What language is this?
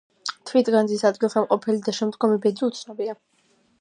Georgian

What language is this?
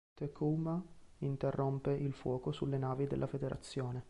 Italian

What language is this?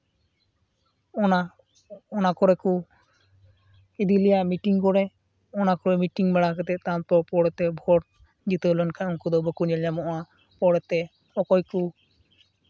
Santali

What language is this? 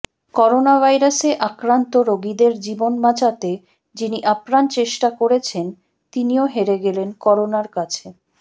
Bangla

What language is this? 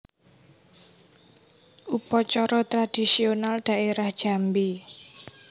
Javanese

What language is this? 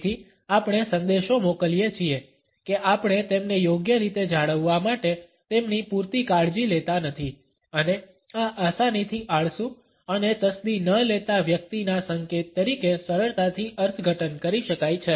Gujarati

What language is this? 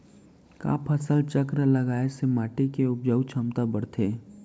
Chhattisgarhi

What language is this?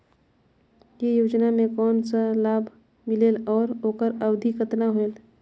Chhattisgarhi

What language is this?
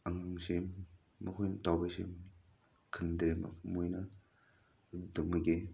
Manipuri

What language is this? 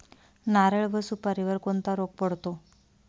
Marathi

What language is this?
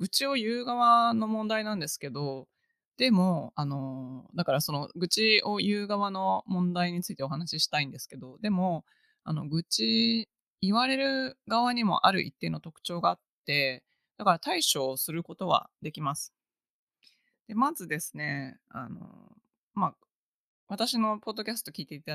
Japanese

